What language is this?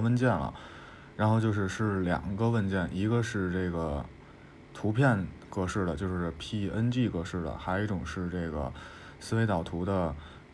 Chinese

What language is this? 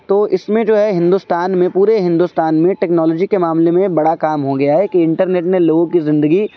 Urdu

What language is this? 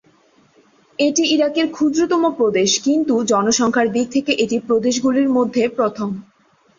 Bangla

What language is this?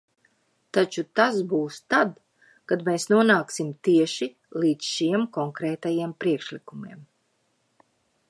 Latvian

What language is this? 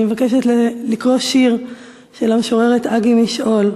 Hebrew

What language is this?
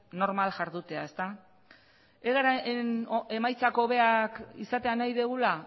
Basque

